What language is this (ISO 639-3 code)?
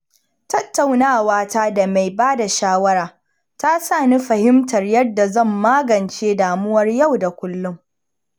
hau